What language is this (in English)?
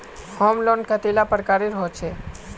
Magahi